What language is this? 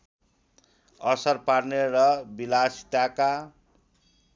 Nepali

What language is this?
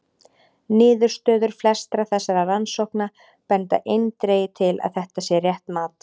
Icelandic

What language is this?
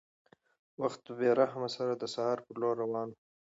Pashto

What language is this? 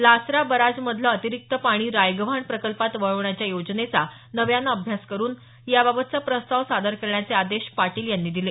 Marathi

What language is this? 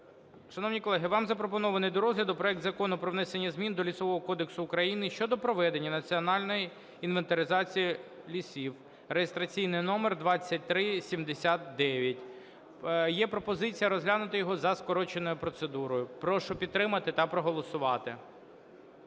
Ukrainian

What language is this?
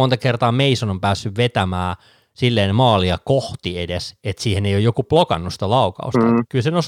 Finnish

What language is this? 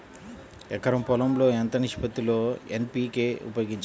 Telugu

